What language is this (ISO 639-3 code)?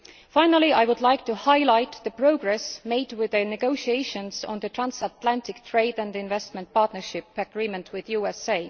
eng